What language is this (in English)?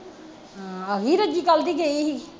Punjabi